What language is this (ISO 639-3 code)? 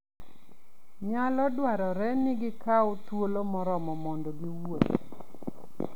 luo